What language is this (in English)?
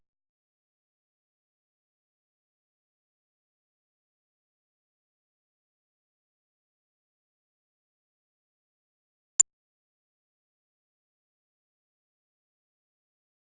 Thai